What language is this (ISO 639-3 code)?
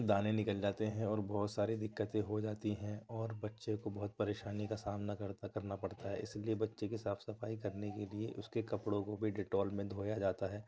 urd